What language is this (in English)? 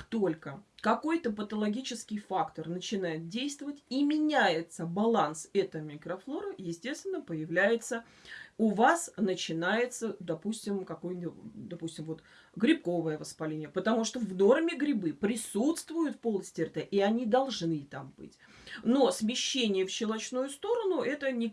Russian